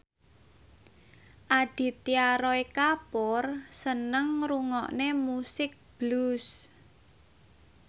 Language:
Javanese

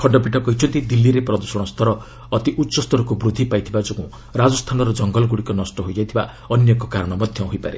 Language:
Odia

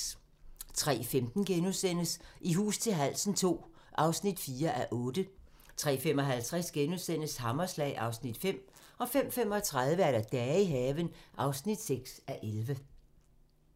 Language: Danish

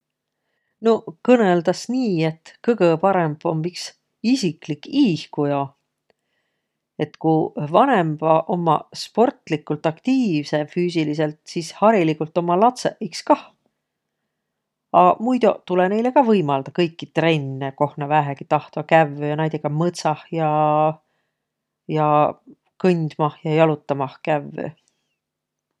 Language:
Võro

